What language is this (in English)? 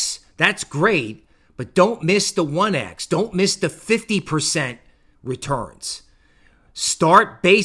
English